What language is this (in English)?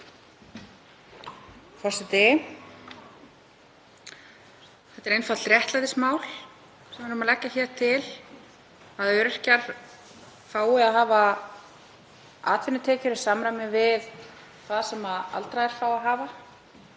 Icelandic